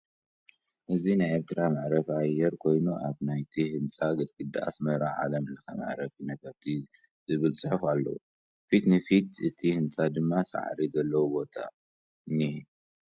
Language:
Tigrinya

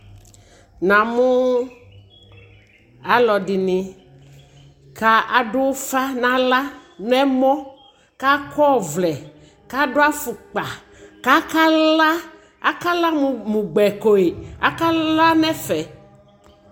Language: Ikposo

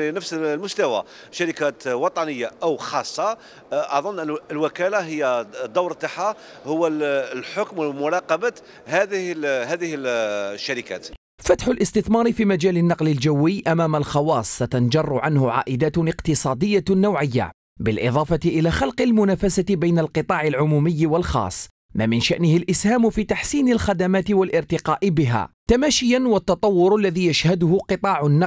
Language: Arabic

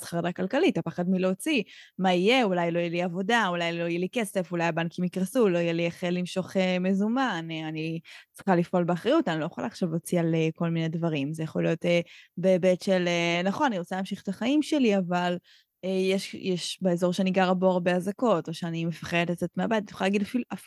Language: Hebrew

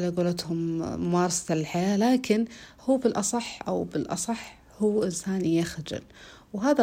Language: Arabic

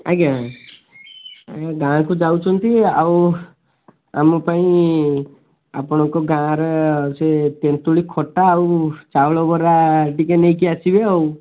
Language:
Odia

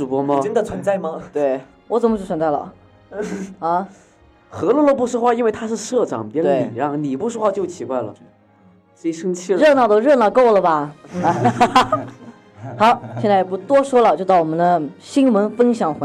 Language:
Chinese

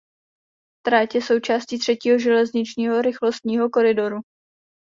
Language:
Czech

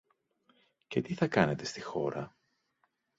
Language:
Greek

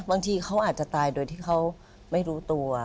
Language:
Thai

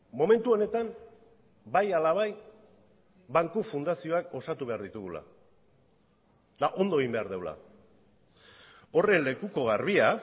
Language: Basque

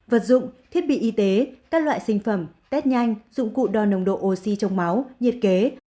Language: Vietnamese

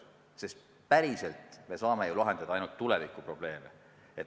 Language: Estonian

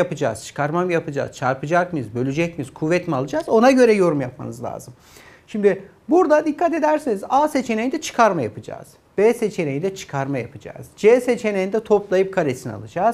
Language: Turkish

